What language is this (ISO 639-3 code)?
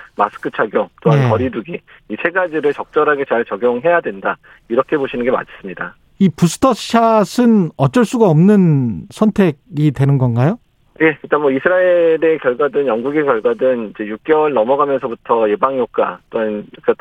kor